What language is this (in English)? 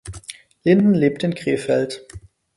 German